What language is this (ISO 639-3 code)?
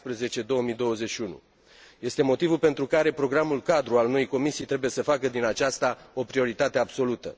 ron